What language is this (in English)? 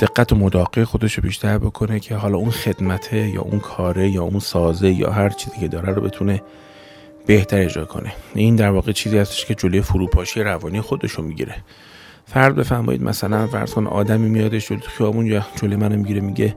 Persian